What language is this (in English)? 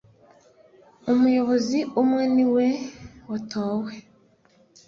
Kinyarwanda